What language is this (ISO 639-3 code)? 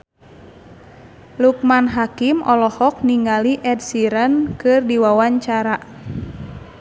sun